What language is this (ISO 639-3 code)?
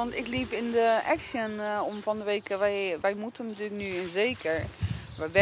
nld